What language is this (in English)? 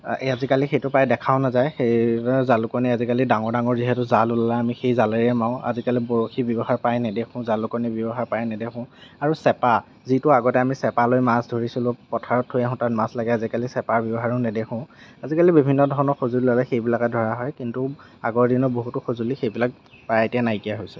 Assamese